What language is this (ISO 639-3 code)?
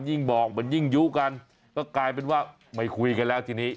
tha